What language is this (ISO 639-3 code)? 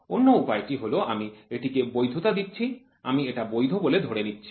ben